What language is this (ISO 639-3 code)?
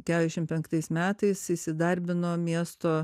lit